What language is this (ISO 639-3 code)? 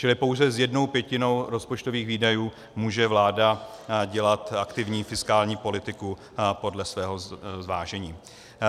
ces